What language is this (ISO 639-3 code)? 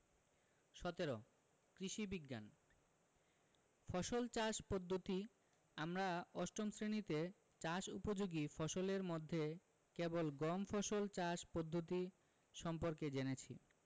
ben